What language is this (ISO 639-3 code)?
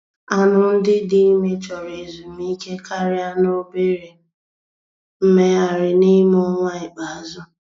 ibo